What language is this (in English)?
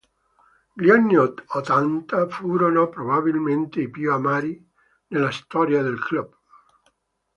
Italian